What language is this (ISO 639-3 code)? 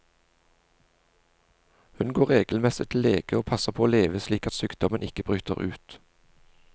nor